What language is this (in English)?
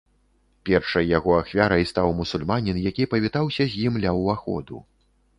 Belarusian